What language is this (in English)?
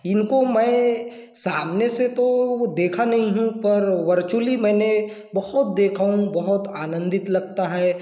Hindi